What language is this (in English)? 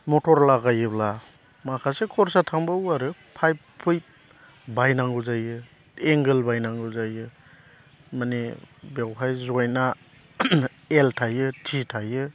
Bodo